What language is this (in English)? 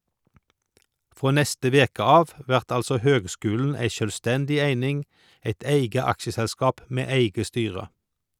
Norwegian